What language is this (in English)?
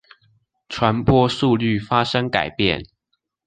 Chinese